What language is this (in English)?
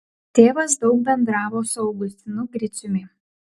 Lithuanian